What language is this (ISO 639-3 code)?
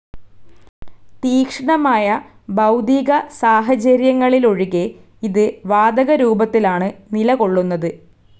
mal